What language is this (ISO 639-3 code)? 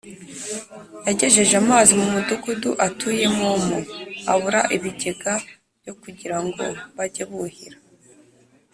kin